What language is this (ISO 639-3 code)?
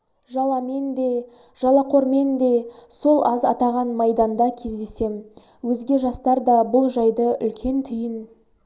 kaz